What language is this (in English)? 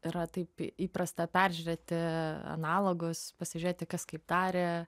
Lithuanian